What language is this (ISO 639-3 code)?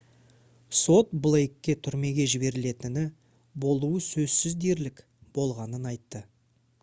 kaz